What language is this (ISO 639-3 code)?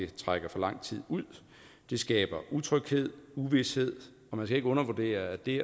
dan